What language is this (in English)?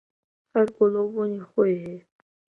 Central Kurdish